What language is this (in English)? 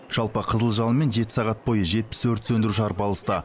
Kazakh